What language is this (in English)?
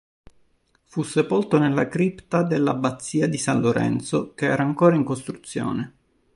Italian